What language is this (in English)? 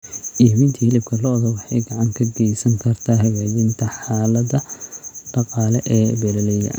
Somali